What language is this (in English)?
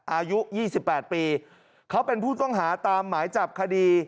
Thai